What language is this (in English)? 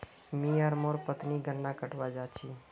Magahi